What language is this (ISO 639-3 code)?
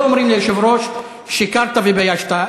heb